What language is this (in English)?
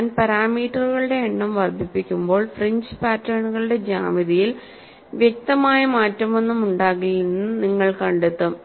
Malayalam